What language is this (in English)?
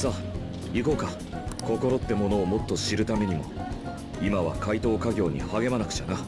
Japanese